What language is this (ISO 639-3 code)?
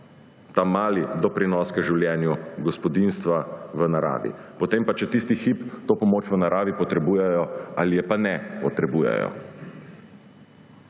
slv